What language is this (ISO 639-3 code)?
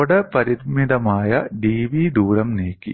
mal